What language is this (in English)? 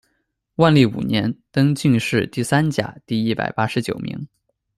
Chinese